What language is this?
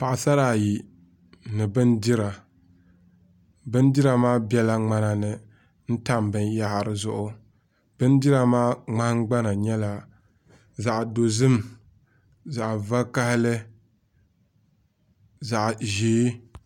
Dagbani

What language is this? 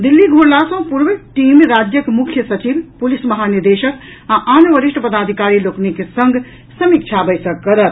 Maithili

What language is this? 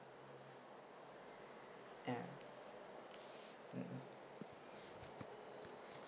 English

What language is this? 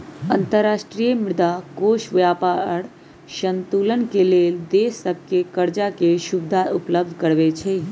Magahi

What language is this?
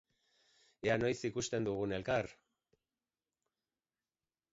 Basque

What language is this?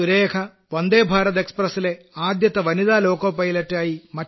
Malayalam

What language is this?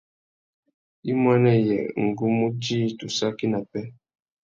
Tuki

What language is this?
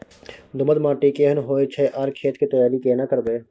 Maithili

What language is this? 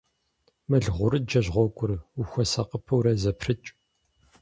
Kabardian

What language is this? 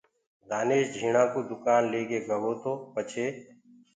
Gurgula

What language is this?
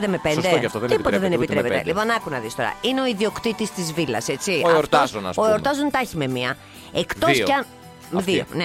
Greek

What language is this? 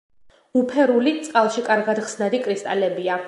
Georgian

